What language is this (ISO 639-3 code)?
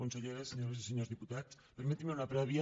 cat